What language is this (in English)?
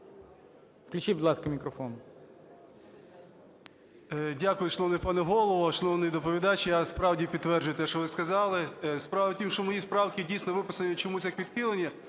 Ukrainian